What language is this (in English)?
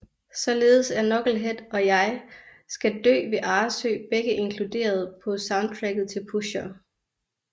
Danish